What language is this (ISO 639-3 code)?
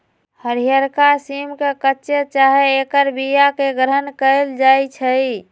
mag